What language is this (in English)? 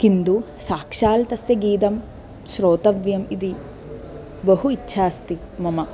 Sanskrit